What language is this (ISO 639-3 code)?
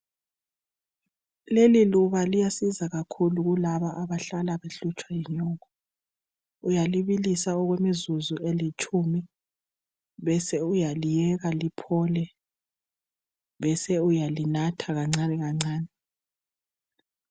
nde